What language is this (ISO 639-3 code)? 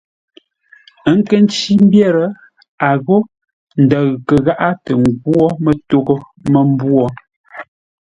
nla